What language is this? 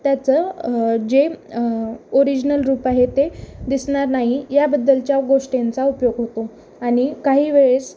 Marathi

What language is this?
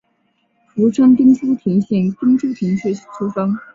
Chinese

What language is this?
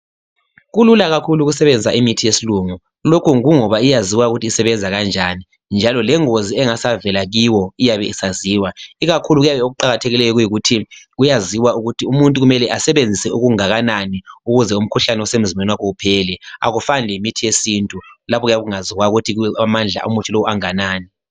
North Ndebele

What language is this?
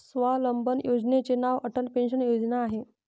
Marathi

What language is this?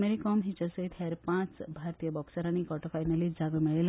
Konkani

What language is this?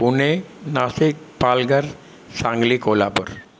Sindhi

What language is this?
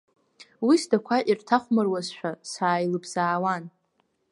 Abkhazian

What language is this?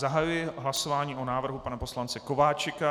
Czech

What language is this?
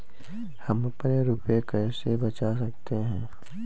Hindi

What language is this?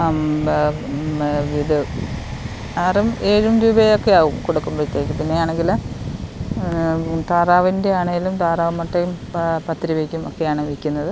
Malayalam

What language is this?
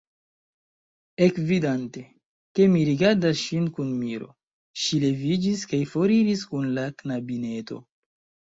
Esperanto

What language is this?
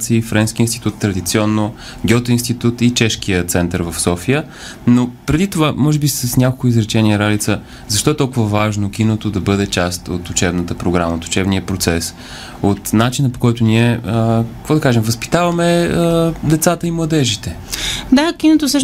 Bulgarian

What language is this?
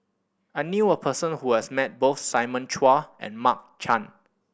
English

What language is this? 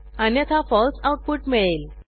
Marathi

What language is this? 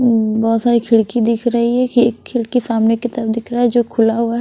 Hindi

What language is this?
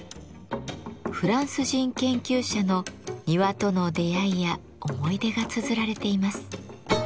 Japanese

